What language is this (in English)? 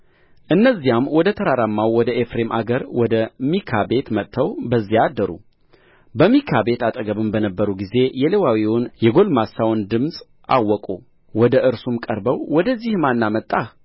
Amharic